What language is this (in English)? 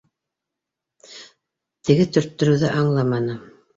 Bashkir